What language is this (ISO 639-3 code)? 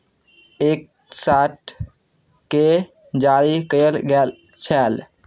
mai